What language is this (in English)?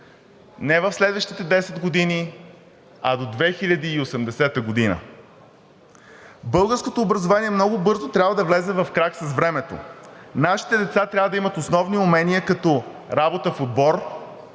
Bulgarian